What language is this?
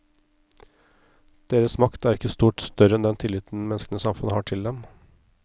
Norwegian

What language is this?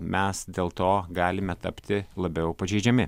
Lithuanian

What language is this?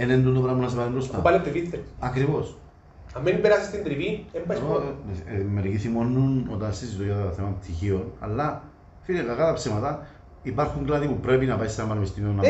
Greek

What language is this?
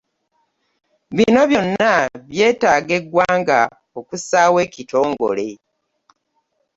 Ganda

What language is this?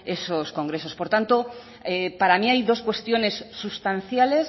Spanish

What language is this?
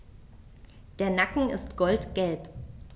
German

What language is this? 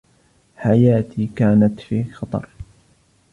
Arabic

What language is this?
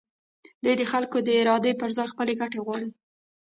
Pashto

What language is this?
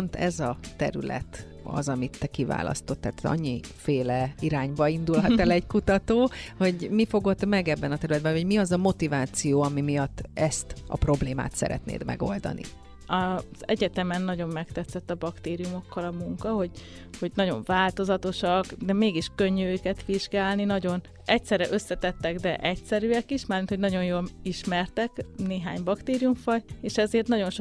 Hungarian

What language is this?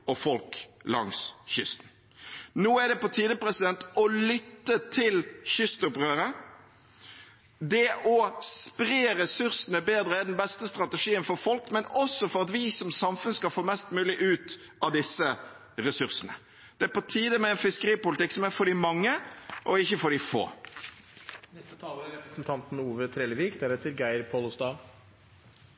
Norwegian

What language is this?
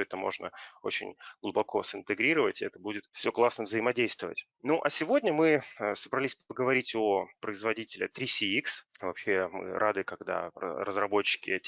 Russian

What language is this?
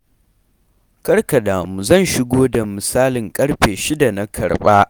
Hausa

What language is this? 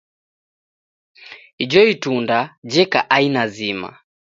Taita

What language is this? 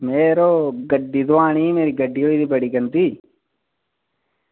Dogri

